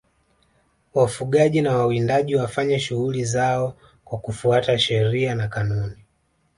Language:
Swahili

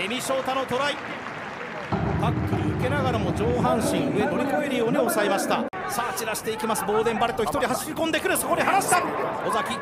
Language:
Japanese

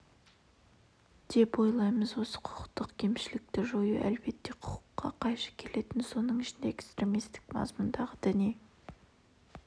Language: Kazakh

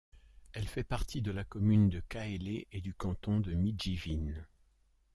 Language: French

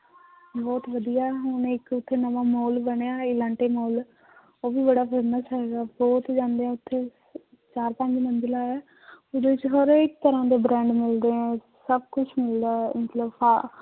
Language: Punjabi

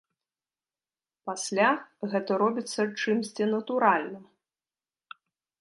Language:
Belarusian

